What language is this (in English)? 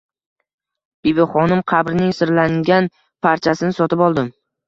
Uzbek